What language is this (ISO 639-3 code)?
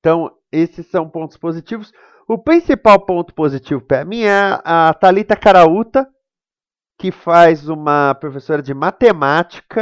por